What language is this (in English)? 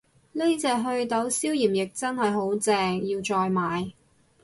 Cantonese